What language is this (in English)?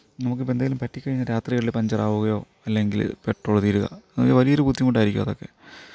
Malayalam